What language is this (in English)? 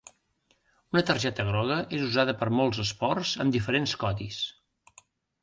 Catalan